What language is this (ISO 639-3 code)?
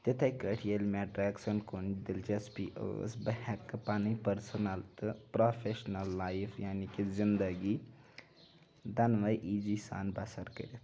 kas